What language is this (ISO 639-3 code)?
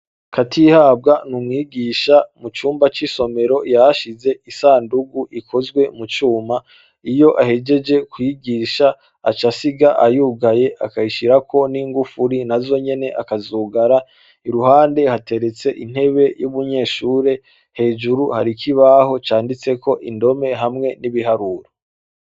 run